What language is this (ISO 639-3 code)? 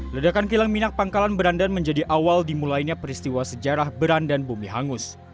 ind